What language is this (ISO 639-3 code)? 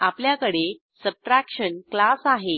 mar